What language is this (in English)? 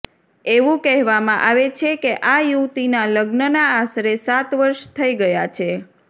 Gujarati